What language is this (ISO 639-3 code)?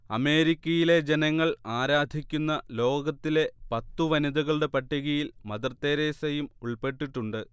mal